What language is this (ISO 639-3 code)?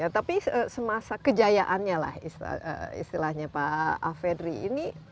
ind